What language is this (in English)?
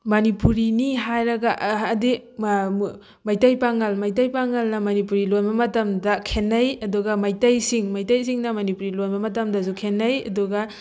Manipuri